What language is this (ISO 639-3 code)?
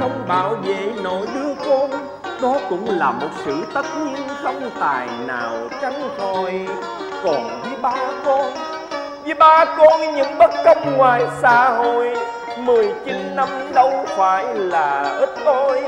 vie